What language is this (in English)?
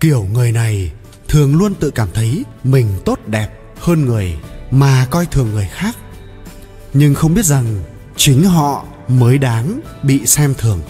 Vietnamese